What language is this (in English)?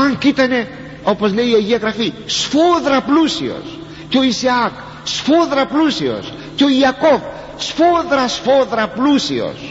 Greek